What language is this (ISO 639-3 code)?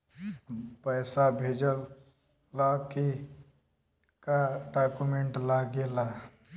bho